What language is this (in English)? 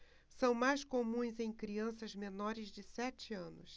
Portuguese